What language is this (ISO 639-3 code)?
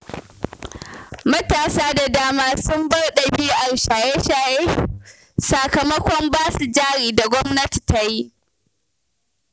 hau